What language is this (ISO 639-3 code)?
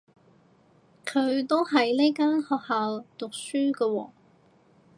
yue